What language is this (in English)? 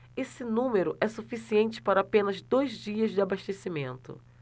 Portuguese